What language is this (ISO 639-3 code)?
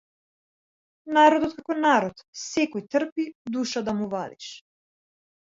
mkd